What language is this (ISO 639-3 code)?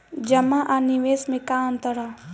bho